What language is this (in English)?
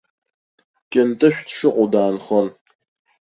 Abkhazian